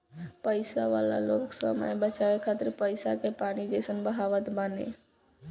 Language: Bhojpuri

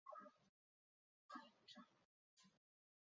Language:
Chinese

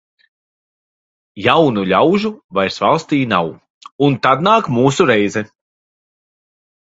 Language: Latvian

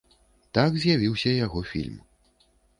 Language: Belarusian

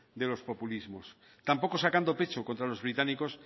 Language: Spanish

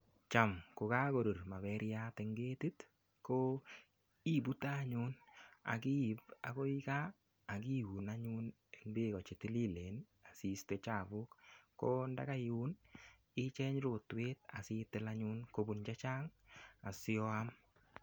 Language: Kalenjin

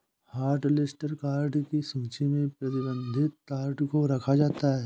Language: Hindi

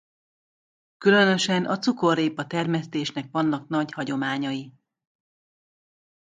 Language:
Hungarian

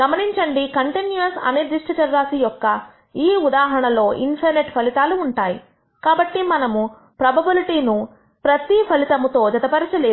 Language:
Telugu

